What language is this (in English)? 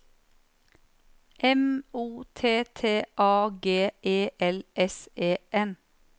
Norwegian